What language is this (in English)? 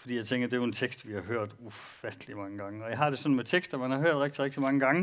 Danish